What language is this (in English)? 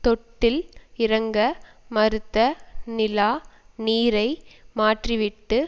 Tamil